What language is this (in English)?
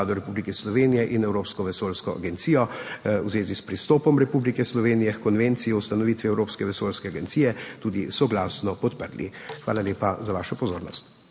Slovenian